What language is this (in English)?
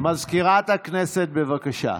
Hebrew